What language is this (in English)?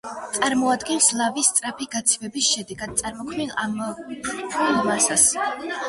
Georgian